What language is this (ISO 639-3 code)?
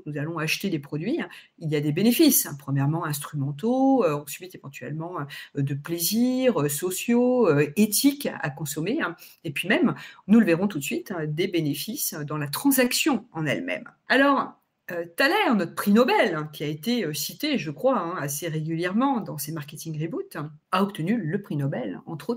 fra